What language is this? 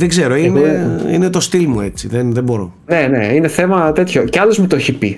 Greek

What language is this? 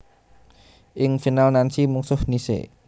Javanese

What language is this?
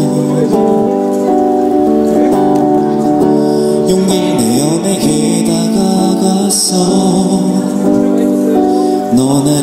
Greek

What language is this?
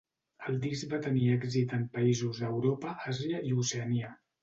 Catalan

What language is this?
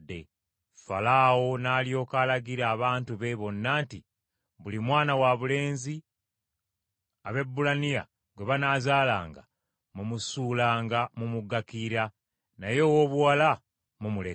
Ganda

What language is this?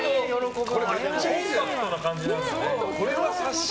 Japanese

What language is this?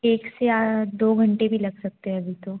Hindi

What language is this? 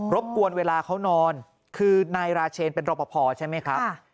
Thai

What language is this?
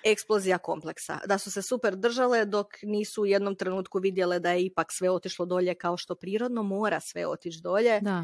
Croatian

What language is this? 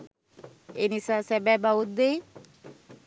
Sinhala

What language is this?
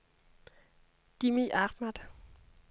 Danish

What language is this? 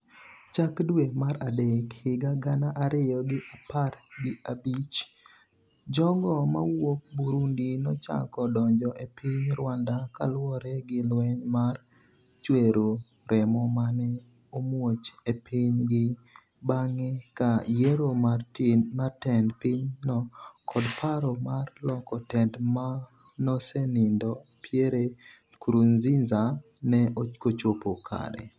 Luo (Kenya and Tanzania)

